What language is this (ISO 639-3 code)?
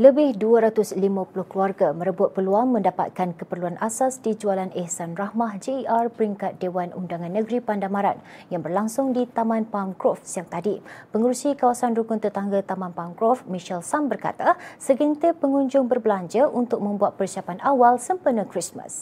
msa